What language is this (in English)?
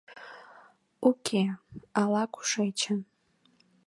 Mari